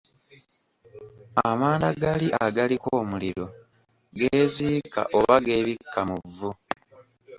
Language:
Ganda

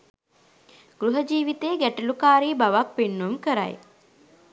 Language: Sinhala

